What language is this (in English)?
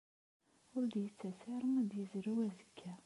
Kabyle